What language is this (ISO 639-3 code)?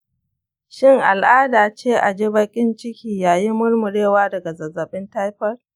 hau